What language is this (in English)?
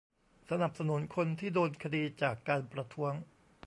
Thai